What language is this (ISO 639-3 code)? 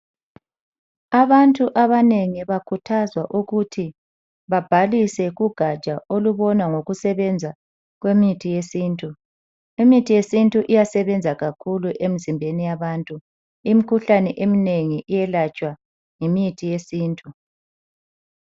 nde